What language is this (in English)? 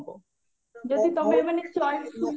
Odia